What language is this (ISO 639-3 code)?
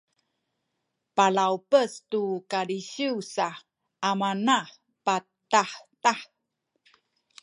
szy